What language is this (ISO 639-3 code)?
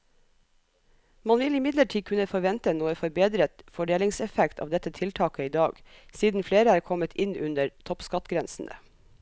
nor